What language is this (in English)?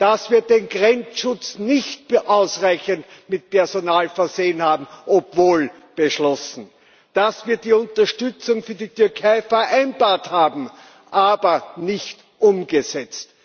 German